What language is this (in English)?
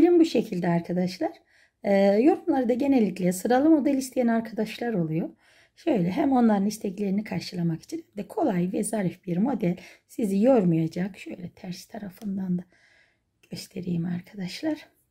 Turkish